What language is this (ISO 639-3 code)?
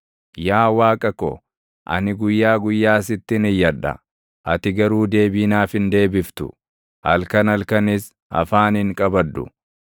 orm